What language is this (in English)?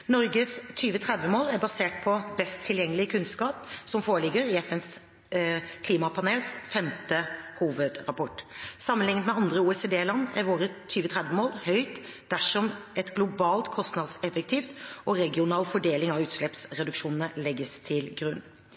Norwegian Bokmål